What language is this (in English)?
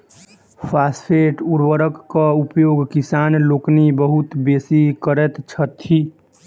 Maithili